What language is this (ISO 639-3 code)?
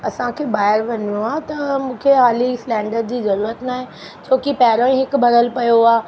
snd